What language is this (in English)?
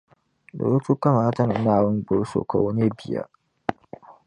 Dagbani